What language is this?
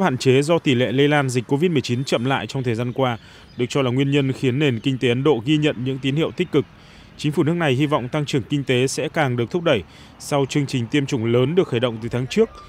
Vietnamese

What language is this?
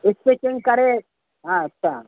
Sindhi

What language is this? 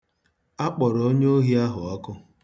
Igbo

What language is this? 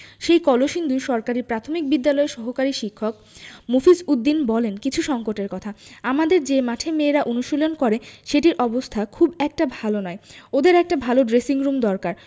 Bangla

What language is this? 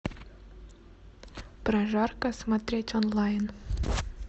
Russian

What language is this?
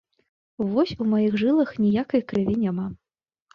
Belarusian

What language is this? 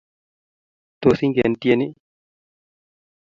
Kalenjin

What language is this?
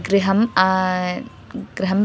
Sanskrit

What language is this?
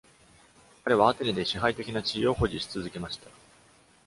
Japanese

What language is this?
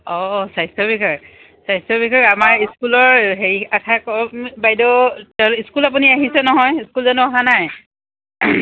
Assamese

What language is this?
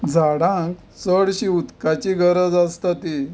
Konkani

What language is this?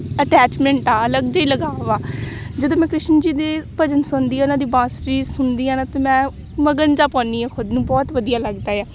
Punjabi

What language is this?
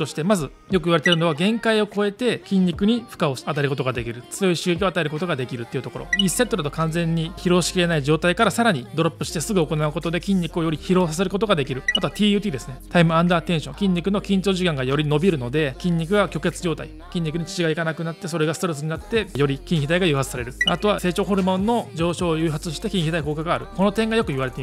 Japanese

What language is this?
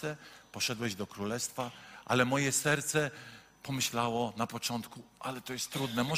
Polish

